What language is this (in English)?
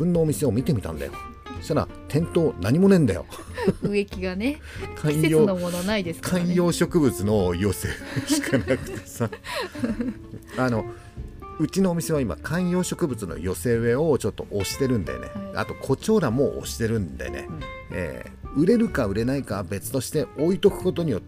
Japanese